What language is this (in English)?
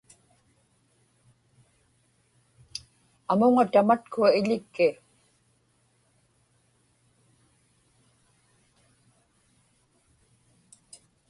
Inupiaq